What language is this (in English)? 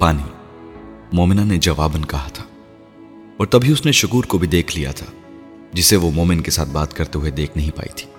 Urdu